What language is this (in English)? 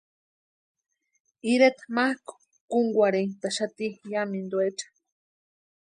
Western Highland Purepecha